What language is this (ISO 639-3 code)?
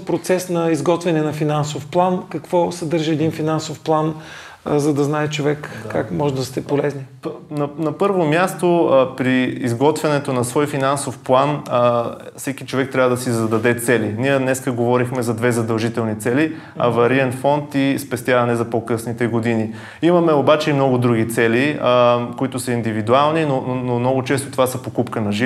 bul